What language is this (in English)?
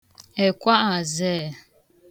Igbo